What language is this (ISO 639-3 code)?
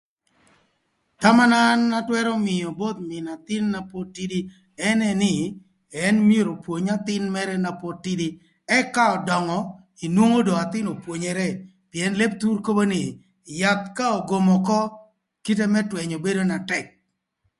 lth